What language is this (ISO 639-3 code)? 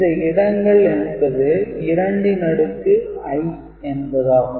tam